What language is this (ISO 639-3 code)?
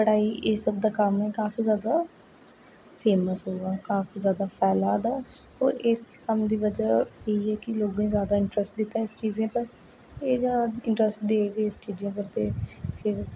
doi